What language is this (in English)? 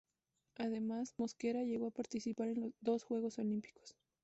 Spanish